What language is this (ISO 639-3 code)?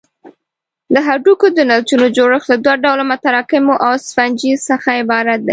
pus